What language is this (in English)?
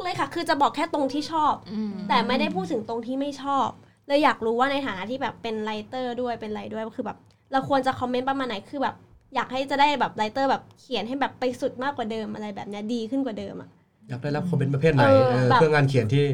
Thai